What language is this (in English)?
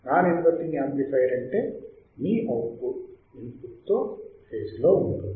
Telugu